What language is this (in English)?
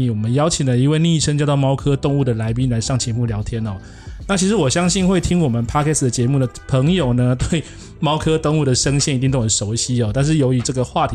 Chinese